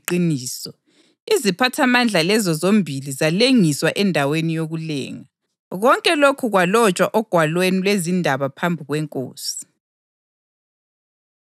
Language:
North Ndebele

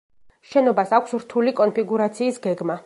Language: Georgian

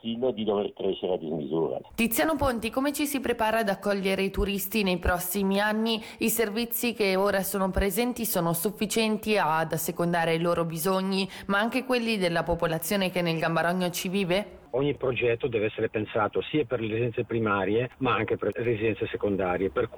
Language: Italian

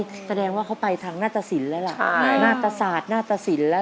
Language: Thai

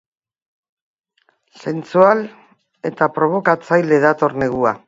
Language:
Basque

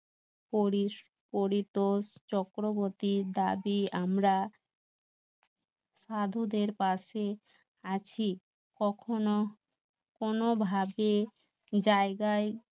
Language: Bangla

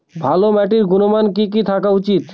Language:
Bangla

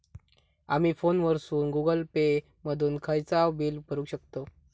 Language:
Marathi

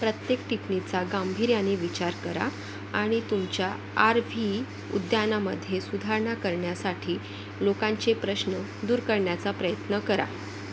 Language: Marathi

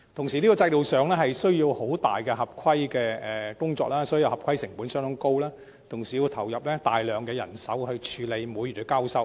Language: Cantonese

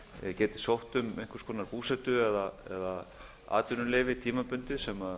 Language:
Icelandic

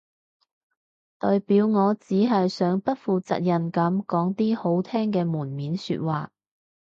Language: Cantonese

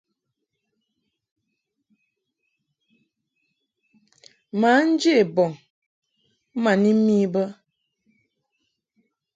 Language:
Mungaka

